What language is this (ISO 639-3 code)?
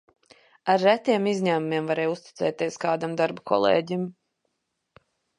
lav